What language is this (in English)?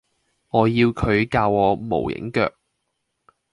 Cantonese